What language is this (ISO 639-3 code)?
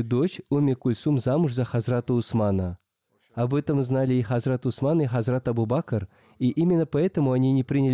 rus